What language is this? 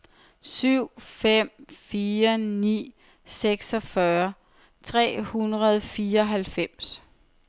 Danish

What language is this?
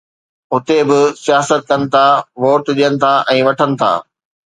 Sindhi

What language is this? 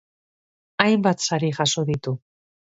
Basque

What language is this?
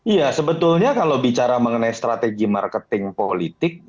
Indonesian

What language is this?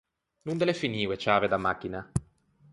Ligurian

